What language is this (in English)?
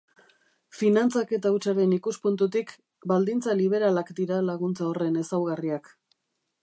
Basque